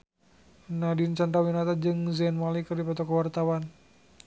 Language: Sundanese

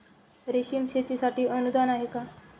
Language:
Marathi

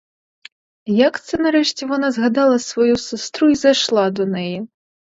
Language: Ukrainian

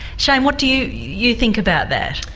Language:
English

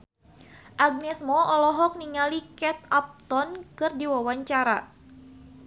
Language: Sundanese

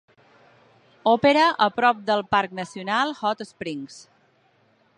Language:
Catalan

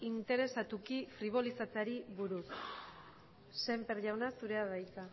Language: Basque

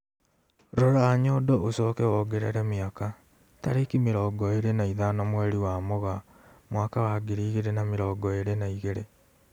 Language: Kikuyu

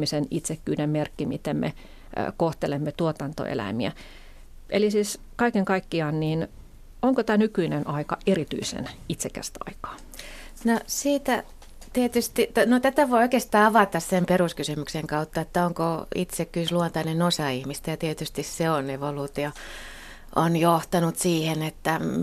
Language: Finnish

